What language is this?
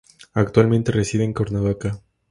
Spanish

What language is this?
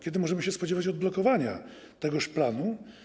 Polish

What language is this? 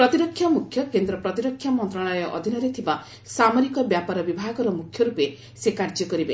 Odia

